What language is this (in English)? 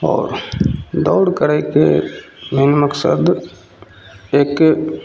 Maithili